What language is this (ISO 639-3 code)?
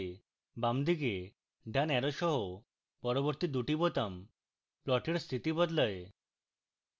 ben